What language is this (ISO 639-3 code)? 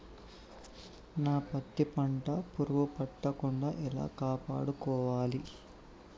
tel